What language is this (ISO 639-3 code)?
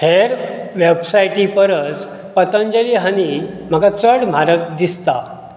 kok